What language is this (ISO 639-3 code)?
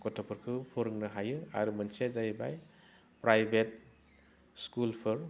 brx